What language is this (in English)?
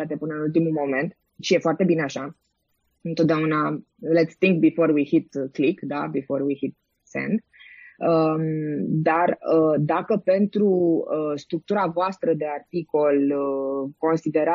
Romanian